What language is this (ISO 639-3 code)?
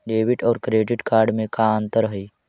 mag